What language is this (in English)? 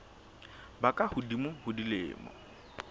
Southern Sotho